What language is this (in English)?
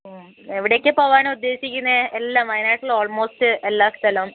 Malayalam